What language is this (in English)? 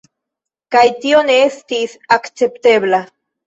Esperanto